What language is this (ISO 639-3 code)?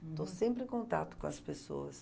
por